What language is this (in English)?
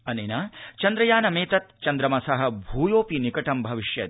Sanskrit